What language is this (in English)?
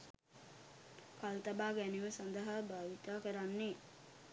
Sinhala